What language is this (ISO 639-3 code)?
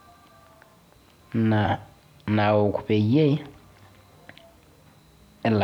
mas